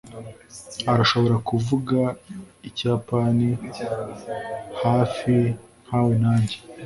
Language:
Kinyarwanda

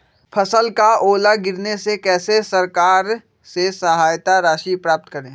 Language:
Magahi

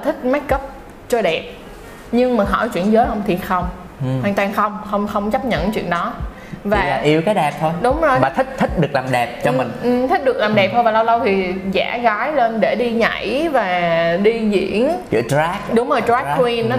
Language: Vietnamese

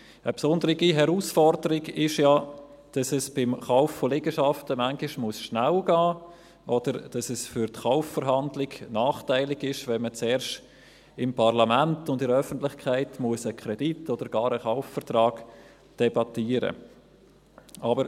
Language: Swiss German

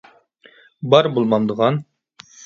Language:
Uyghur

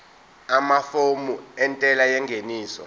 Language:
Zulu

